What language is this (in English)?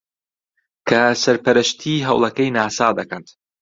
Central Kurdish